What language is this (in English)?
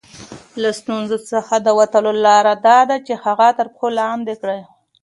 Pashto